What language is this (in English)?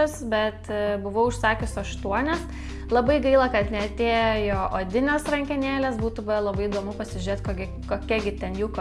Lithuanian